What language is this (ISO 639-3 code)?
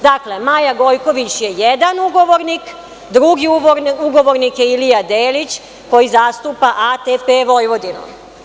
srp